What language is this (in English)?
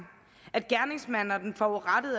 Danish